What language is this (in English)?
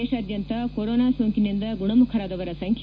Kannada